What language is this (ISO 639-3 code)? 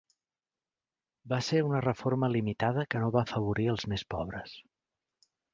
cat